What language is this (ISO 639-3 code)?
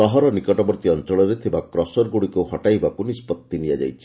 ori